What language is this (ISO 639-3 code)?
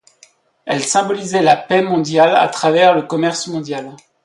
fra